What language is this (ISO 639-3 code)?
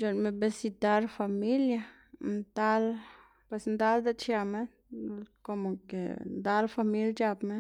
ztg